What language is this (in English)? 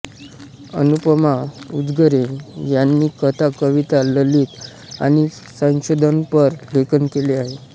Marathi